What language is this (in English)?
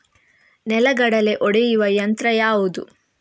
Kannada